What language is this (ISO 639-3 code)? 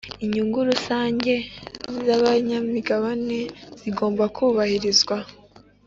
kin